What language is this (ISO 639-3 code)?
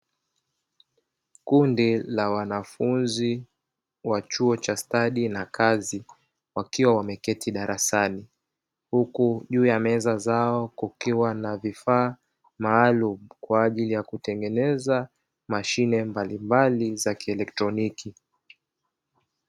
swa